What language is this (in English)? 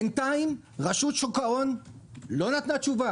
Hebrew